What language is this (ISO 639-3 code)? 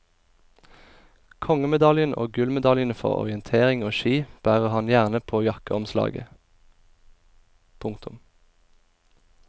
nor